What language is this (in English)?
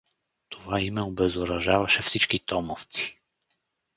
Bulgarian